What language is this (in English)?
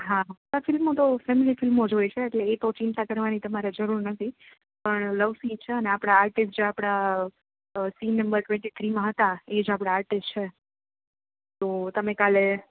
Gujarati